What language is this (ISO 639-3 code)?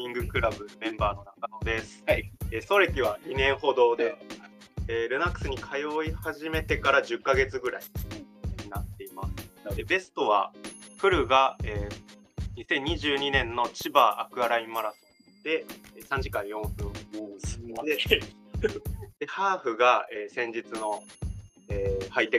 jpn